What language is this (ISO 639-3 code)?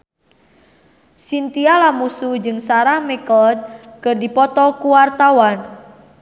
sun